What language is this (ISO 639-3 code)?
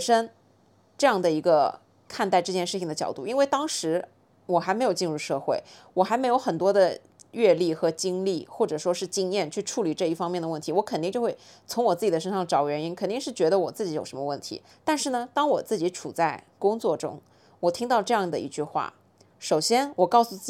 zho